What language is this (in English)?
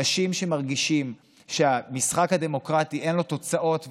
Hebrew